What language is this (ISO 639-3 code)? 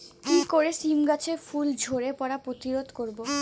ben